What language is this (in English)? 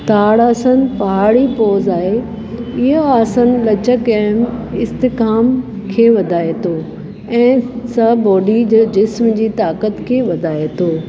Sindhi